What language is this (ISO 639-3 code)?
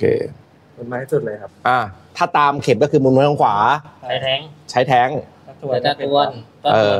tha